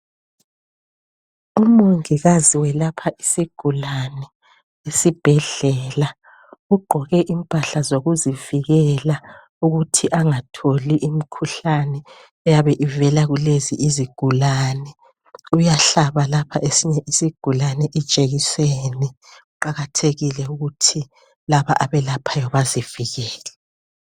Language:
North Ndebele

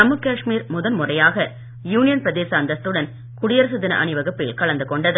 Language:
Tamil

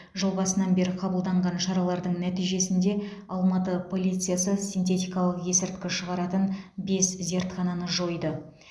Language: Kazakh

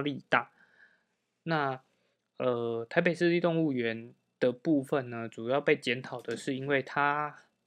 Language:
Chinese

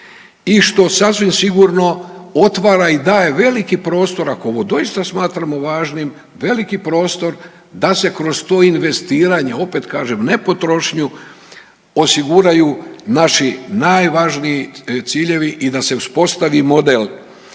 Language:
Croatian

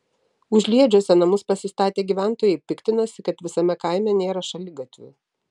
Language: Lithuanian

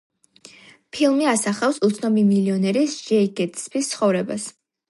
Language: Georgian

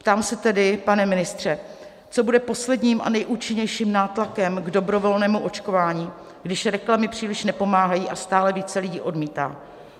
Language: Czech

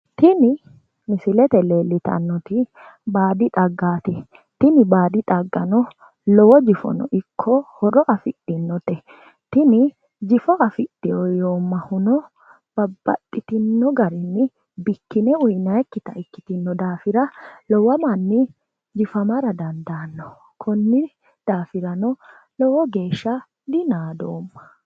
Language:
Sidamo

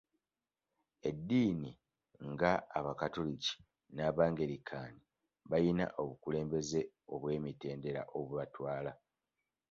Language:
Ganda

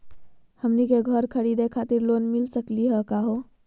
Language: Magahi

